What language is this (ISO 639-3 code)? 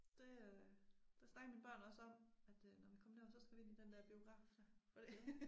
dan